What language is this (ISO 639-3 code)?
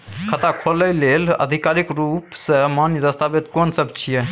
mai